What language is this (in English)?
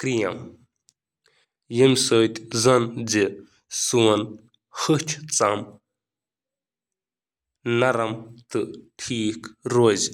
Kashmiri